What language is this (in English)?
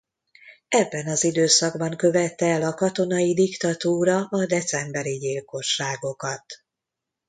Hungarian